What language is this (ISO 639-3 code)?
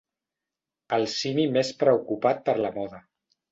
cat